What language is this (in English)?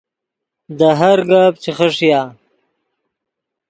Yidgha